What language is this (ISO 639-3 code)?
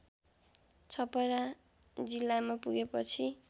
nep